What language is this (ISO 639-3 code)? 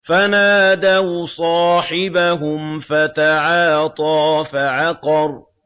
ara